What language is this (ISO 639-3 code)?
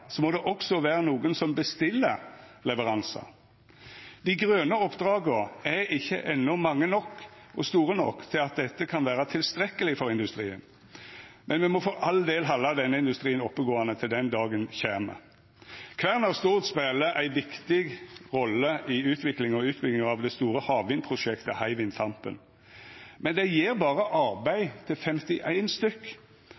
nno